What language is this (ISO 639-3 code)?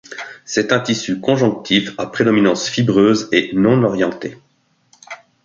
fra